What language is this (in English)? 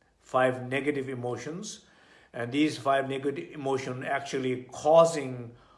English